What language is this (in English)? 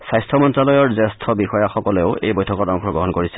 Assamese